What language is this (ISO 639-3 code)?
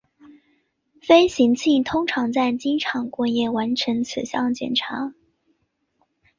zho